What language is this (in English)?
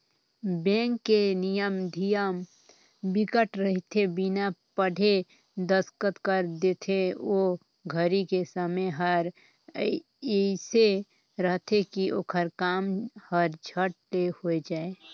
Chhattisgarhi